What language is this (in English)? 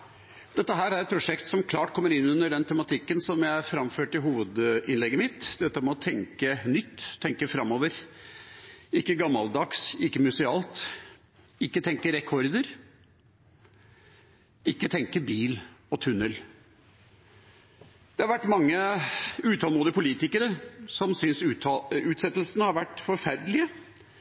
Norwegian Bokmål